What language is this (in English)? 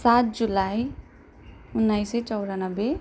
Nepali